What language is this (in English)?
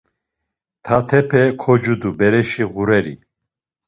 Laz